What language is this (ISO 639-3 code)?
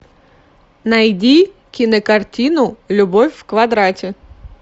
rus